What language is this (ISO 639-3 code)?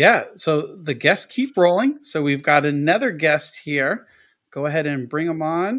eng